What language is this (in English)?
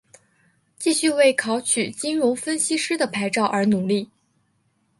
Chinese